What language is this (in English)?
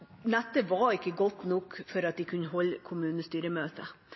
Norwegian Bokmål